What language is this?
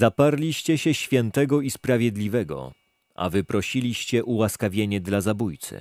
Polish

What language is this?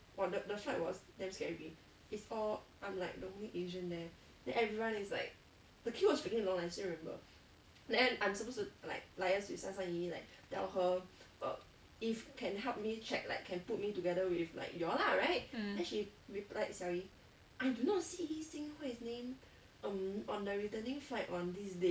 English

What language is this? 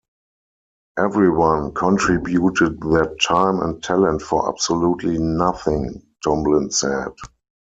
English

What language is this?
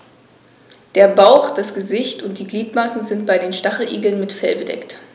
German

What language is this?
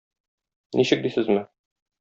Tatar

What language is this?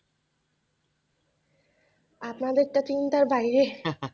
Bangla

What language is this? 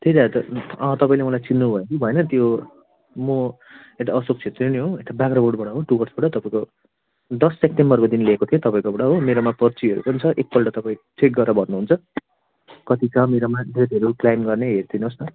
Nepali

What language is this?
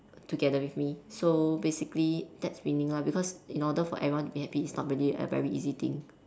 English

